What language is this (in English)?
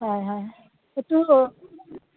Assamese